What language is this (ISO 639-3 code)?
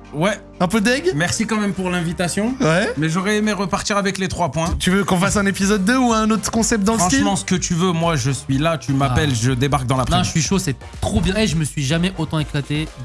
fra